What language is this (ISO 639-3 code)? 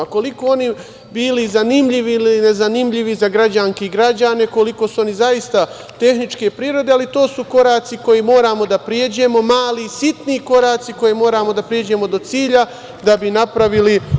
srp